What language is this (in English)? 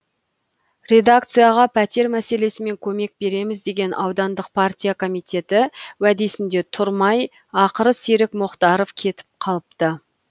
Kazakh